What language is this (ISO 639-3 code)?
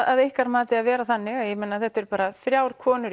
isl